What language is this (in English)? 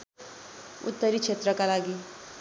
Nepali